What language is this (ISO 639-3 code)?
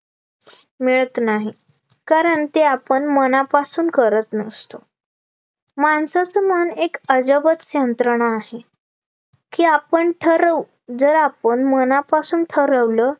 mar